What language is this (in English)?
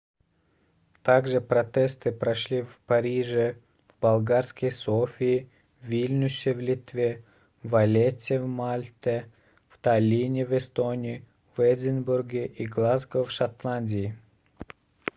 Russian